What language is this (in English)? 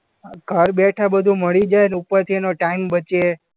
Gujarati